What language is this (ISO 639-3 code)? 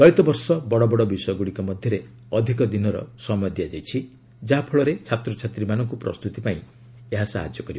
ori